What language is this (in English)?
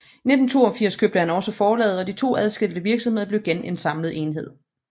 Danish